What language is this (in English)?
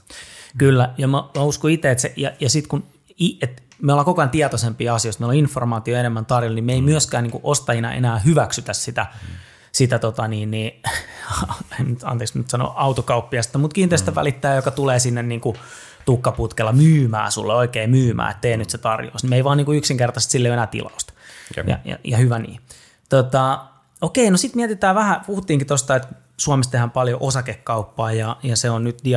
Finnish